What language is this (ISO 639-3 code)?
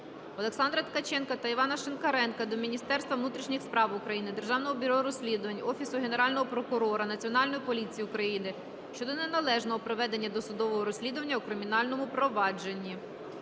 ukr